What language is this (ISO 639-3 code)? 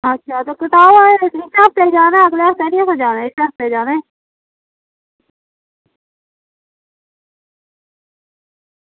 doi